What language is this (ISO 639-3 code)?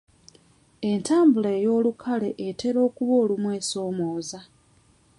lug